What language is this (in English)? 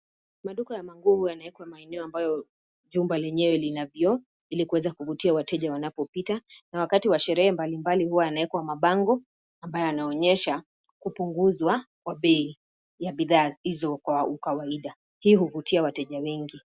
Swahili